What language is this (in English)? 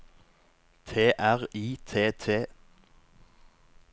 Norwegian